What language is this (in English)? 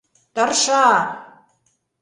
Mari